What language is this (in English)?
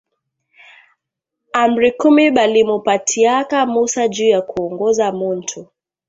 Swahili